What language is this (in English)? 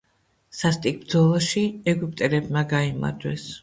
Georgian